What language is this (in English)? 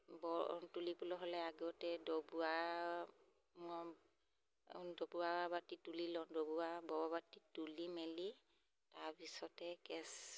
Assamese